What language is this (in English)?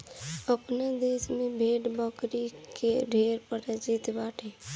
Bhojpuri